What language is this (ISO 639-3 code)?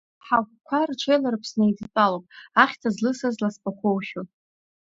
abk